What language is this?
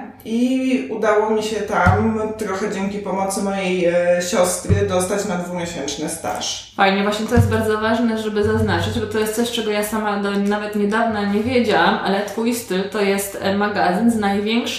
Polish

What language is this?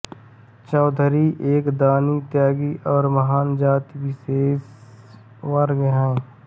Hindi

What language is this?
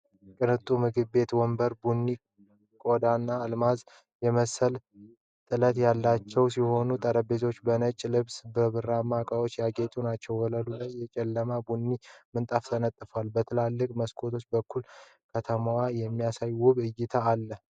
Amharic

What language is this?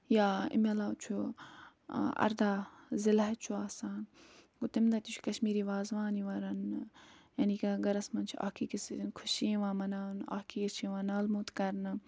Kashmiri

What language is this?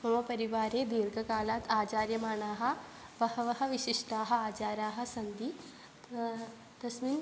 Sanskrit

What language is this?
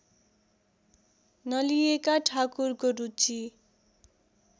Nepali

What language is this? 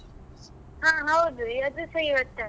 Kannada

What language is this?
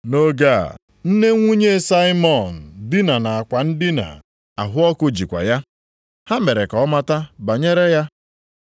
Igbo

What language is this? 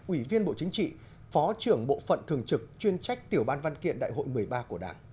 Vietnamese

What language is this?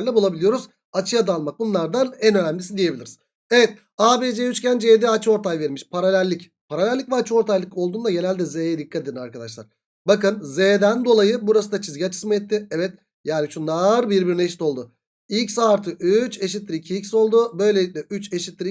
Turkish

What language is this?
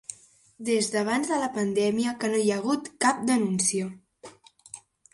Catalan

